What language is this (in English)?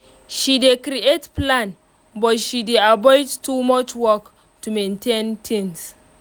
Nigerian Pidgin